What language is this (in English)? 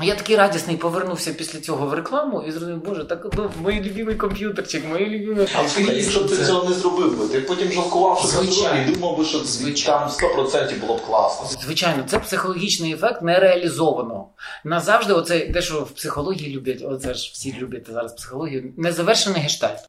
Ukrainian